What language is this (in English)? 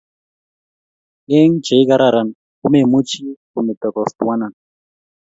Kalenjin